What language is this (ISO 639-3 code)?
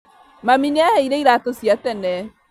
kik